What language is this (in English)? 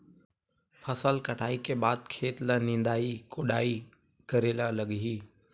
Chhattisgarhi